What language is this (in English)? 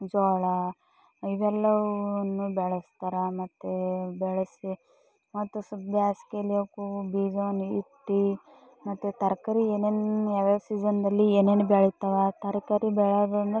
Kannada